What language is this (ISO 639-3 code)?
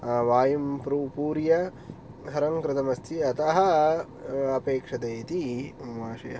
san